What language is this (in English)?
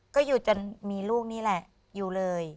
Thai